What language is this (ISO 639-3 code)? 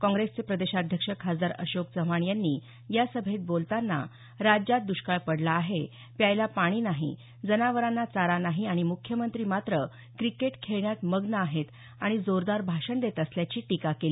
mar